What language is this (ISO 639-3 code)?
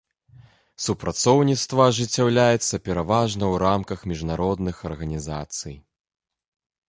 bel